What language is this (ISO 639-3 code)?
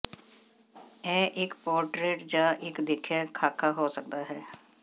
pan